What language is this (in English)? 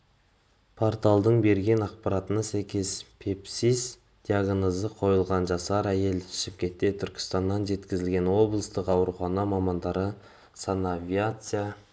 Kazakh